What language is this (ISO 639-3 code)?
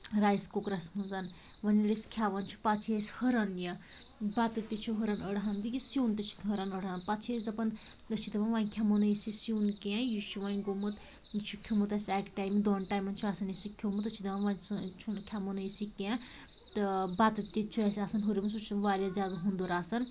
kas